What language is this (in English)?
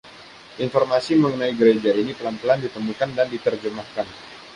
Indonesian